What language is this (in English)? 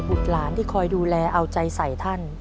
Thai